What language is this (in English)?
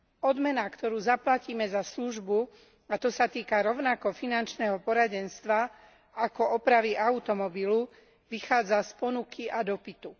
Slovak